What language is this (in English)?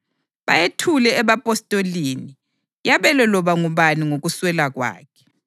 North Ndebele